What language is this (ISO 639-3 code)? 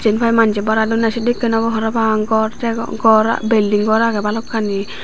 ccp